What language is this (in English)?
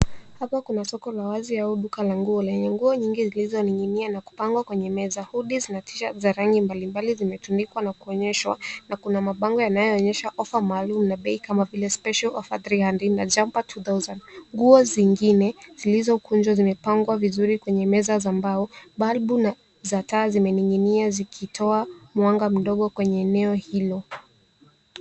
Swahili